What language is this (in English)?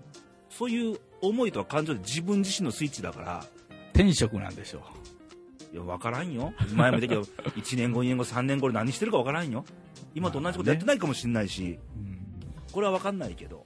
Japanese